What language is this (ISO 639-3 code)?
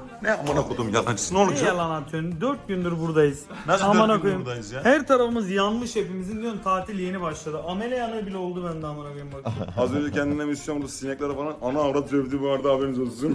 tur